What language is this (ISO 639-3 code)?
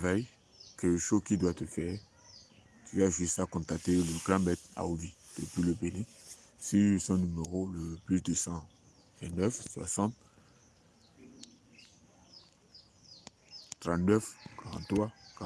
fra